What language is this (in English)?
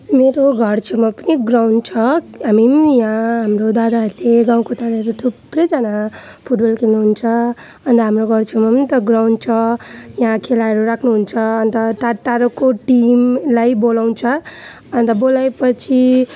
Nepali